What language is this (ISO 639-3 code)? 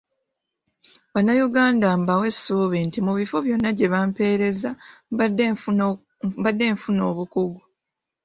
lug